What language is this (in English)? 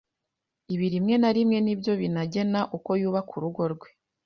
Kinyarwanda